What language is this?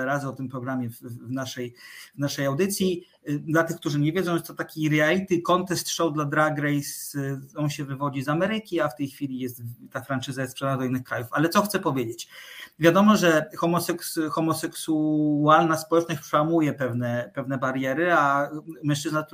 Polish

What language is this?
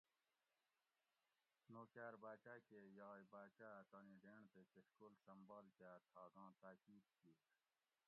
Gawri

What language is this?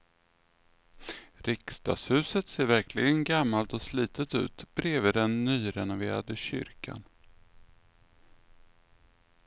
Swedish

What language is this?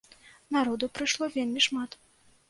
Belarusian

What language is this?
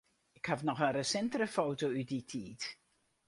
Western Frisian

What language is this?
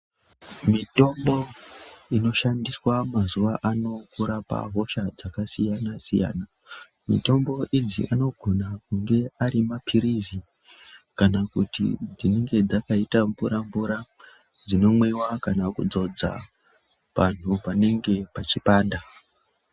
Ndau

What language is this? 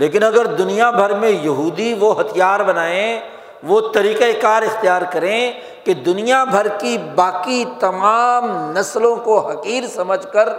Urdu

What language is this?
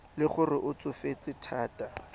Tswana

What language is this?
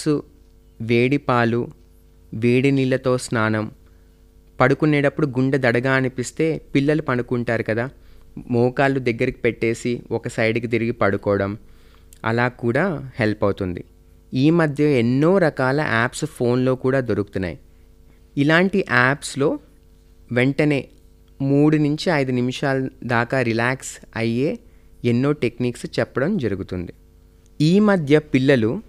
Telugu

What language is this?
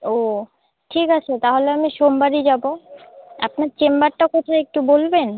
Bangla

